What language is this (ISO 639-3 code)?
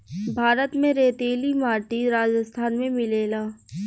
bho